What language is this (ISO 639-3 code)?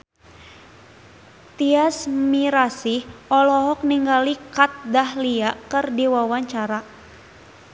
sun